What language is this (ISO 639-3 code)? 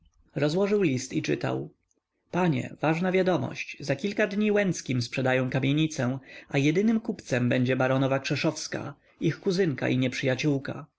pol